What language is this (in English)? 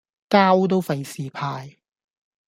Cantonese